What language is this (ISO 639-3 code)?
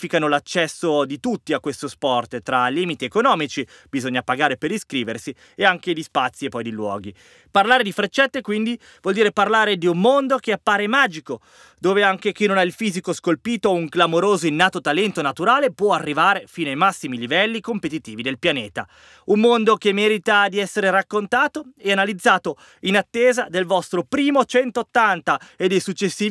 ita